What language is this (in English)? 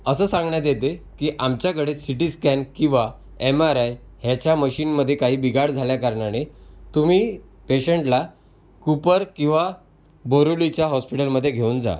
Marathi